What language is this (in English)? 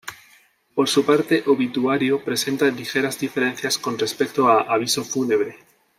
Spanish